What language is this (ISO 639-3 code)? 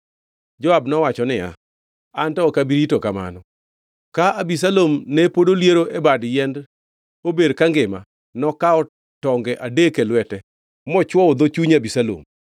luo